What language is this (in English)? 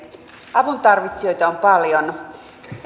Finnish